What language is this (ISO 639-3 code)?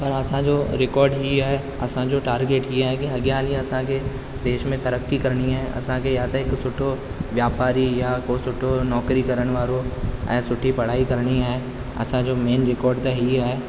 snd